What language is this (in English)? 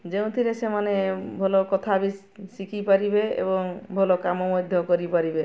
Odia